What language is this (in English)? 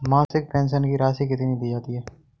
Hindi